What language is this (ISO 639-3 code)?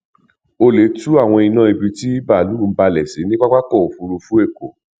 yor